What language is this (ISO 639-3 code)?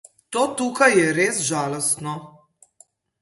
slv